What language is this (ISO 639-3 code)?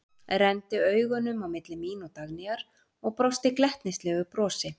isl